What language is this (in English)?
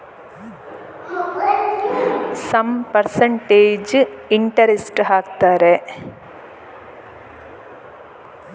Kannada